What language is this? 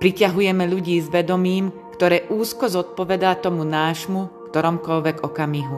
Slovak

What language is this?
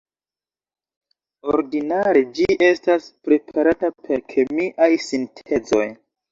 Esperanto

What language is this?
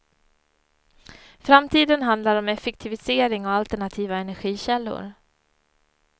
Swedish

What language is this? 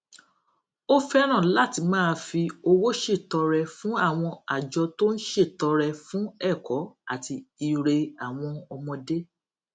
Yoruba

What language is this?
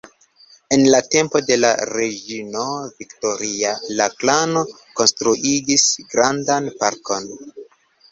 Esperanto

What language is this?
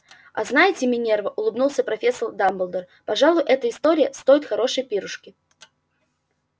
Russian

